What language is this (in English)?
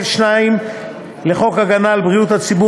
Hebrew